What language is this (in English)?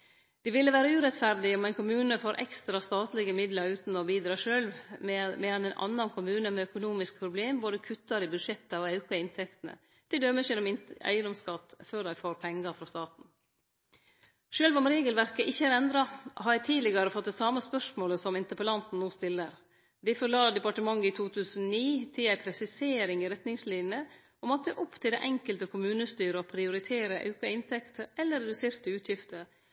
Norwegian Nynorsk